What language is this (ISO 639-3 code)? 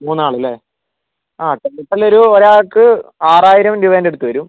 mal